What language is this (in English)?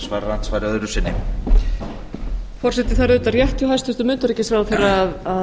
Icelandic